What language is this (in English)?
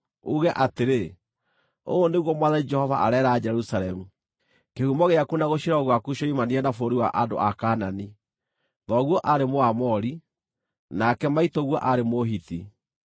Kikuyu